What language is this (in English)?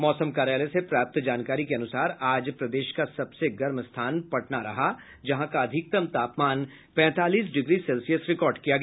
Hindi